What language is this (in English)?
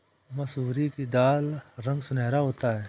Hindi